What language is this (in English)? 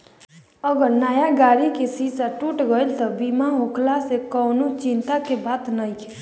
Bhojpuri